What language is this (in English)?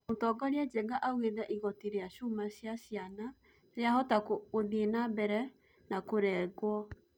Kikuyu